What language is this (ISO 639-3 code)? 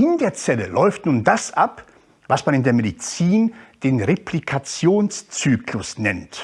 deu